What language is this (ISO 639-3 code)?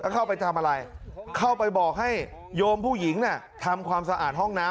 tha